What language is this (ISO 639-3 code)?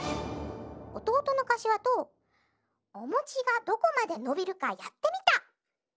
jpn